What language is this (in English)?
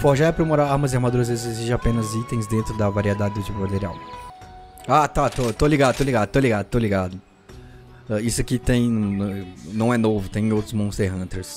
Portuguese